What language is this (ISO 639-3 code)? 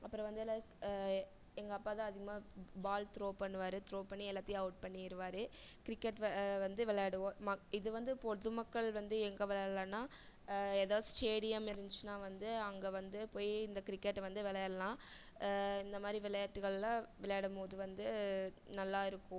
tam